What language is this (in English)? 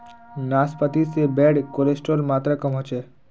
Magahi